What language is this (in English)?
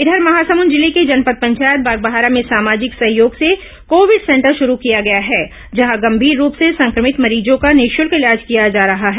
Hindi